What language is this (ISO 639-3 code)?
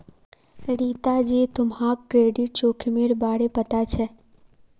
mag